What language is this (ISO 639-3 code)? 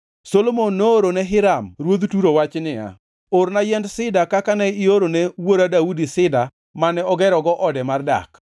luo